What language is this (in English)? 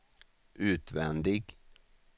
Swedish